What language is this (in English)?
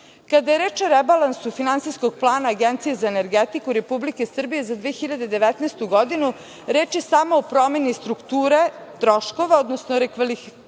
Serbian